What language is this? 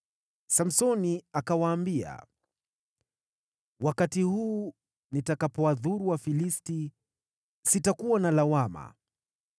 Swahili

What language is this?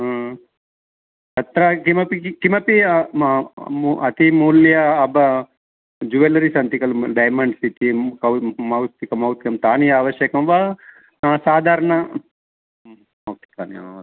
Sanskrit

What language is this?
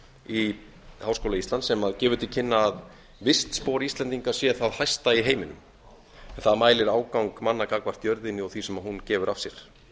Icelandic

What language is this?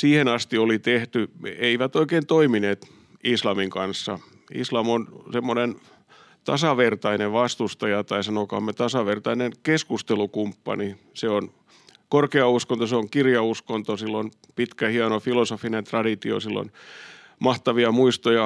Finnish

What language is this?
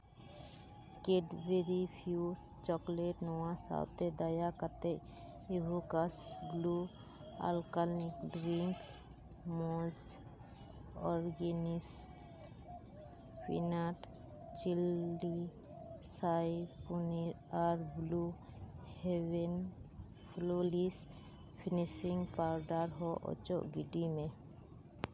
Santali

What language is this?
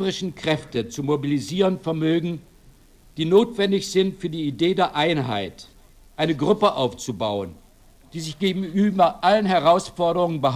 German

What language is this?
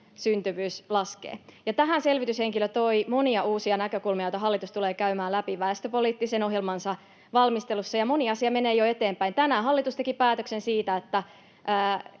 Finnish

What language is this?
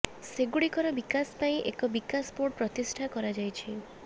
Odia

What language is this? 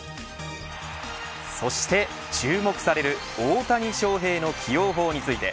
Japanese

